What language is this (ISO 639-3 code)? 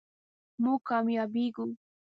pus